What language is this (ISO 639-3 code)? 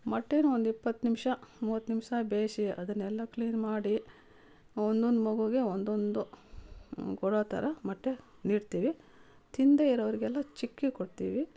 kan